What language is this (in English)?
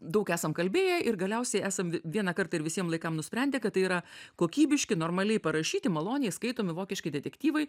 Lithuanian